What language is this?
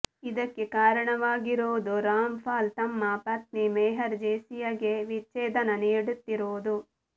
Kannada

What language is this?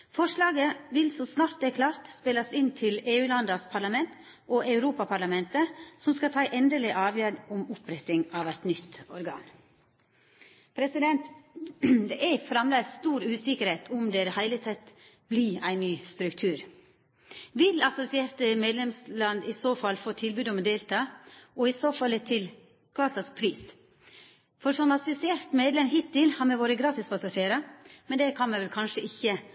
Norwegian Nynorsk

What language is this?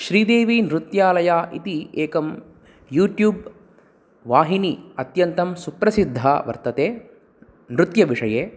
Sanskrit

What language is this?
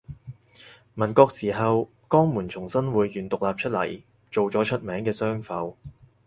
Cantonese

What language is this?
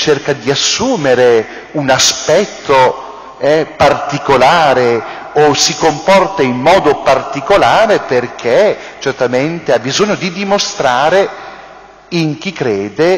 Italian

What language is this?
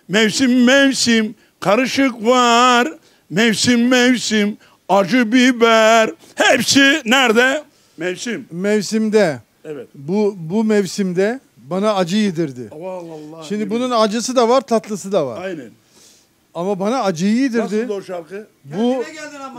Turkish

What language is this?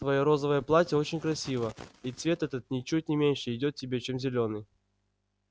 Russian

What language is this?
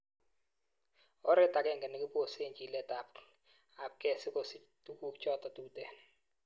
Kalenjin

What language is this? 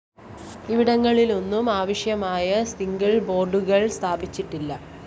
Malayalam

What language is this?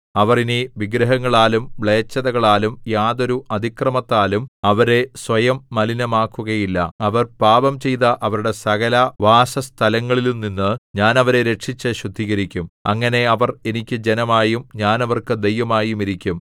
Malayalam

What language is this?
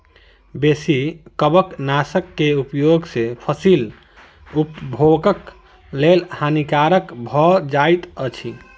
Maithili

